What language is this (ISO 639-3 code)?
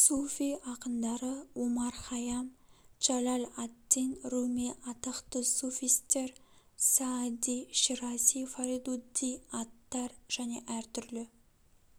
kaz